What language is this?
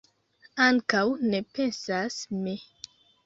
Esperanto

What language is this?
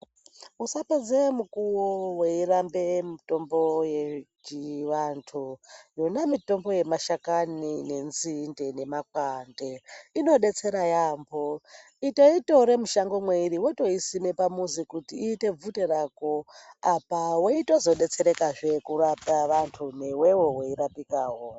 Ndau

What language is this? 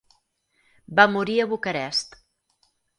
Catalan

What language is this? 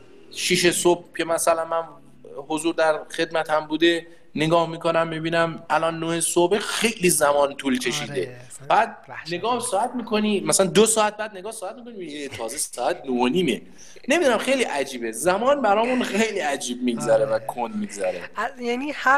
Persian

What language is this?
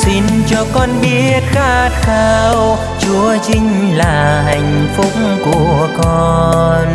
Vietnamese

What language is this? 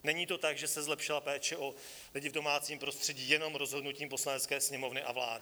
Czech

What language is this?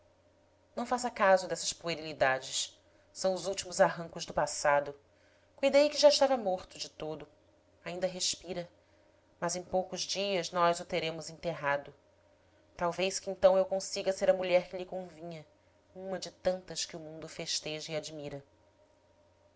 Portuguese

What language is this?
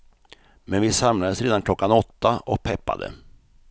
Swedish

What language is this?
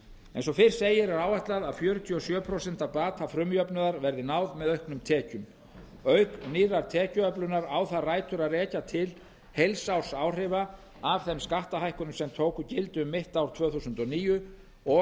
Icelandic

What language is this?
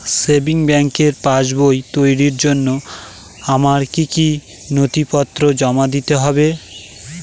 Bangla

